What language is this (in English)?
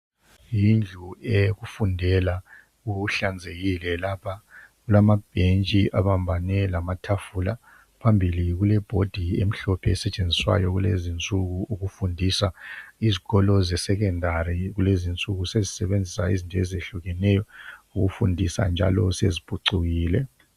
North Ndebele